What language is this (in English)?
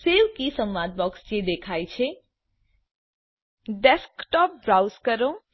Gujarati